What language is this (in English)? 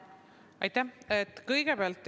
Estonian